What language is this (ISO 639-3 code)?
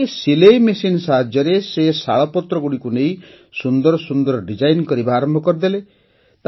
ori